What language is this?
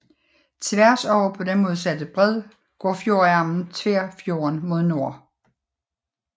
Danish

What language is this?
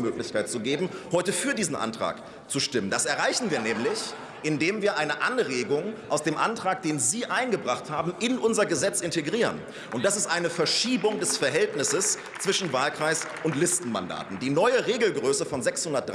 German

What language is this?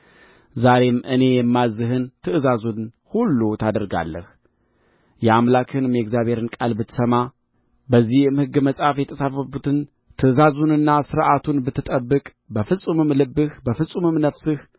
Amharic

